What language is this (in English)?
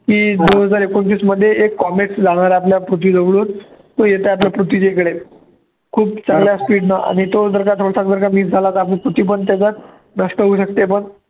Marathi